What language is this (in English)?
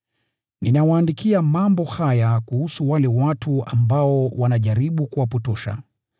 Swahili